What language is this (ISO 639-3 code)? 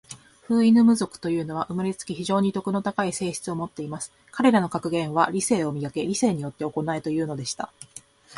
jpn